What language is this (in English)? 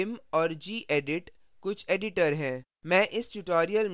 Hindi